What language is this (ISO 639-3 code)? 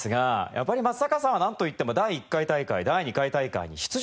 jpn